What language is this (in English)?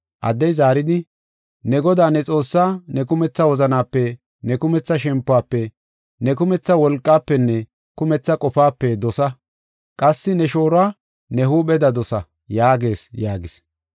Gofa